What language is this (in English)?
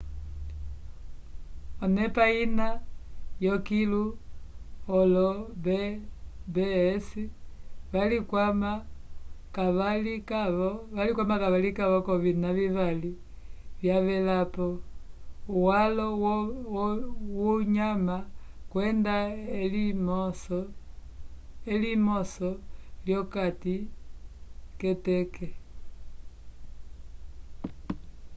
Umbundu